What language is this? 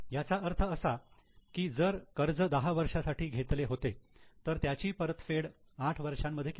Marathi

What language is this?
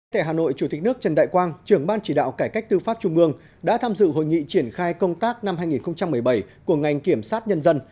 Vietnamese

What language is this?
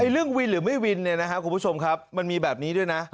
Thai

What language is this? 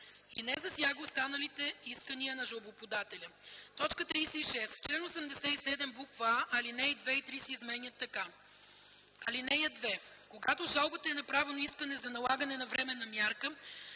Bulgarian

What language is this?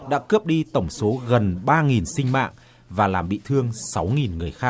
Vietnamese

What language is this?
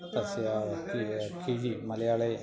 Sanskrit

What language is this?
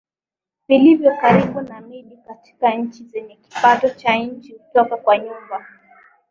Swahili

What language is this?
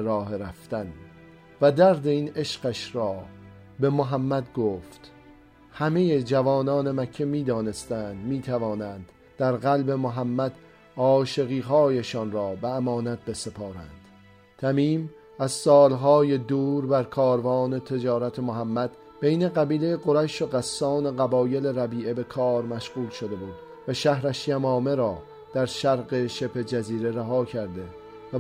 Persian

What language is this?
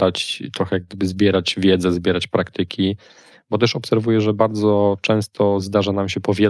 Polish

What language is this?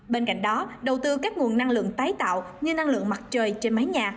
Vietnamese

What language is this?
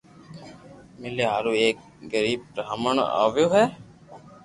Loarki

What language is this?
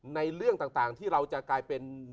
Thai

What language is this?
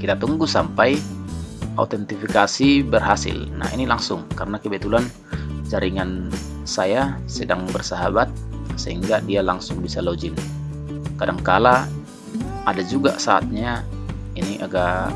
Indonesian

